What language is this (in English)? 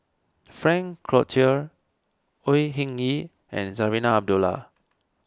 English